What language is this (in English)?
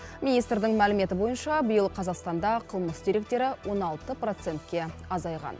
Kazakh